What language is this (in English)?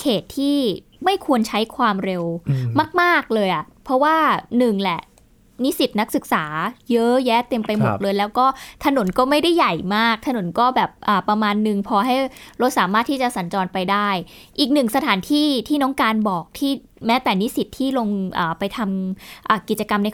Thai